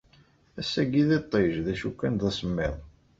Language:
Kabyle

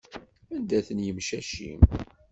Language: Kabyle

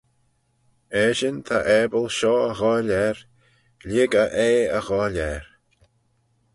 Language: Manx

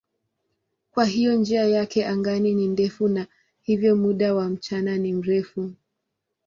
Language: Swahili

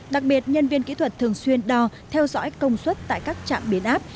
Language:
Vietnamese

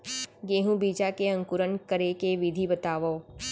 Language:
Chhattisgarhi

